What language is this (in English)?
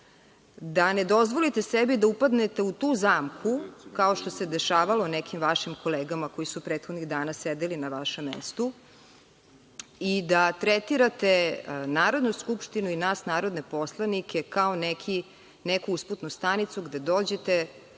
Serbian